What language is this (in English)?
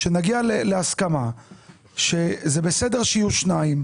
Hebrew